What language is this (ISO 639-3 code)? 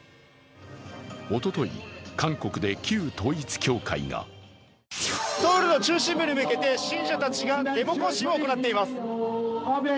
jpn